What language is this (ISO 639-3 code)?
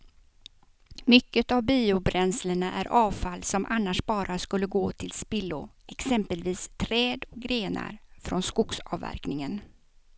swe